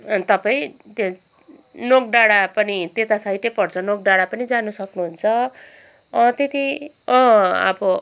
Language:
Nepali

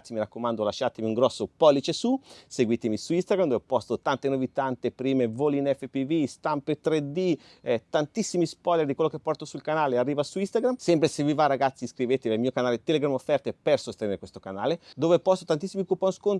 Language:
Italian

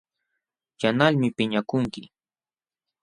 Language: Jauja Wanca Quechua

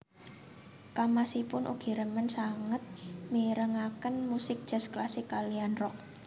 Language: Javanese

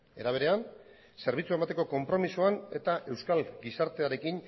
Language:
Basque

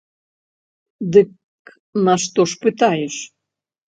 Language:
Belarusian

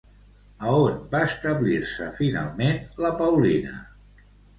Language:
Catalan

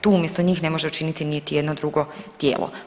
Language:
Croatian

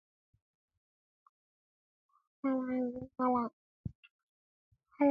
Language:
Musey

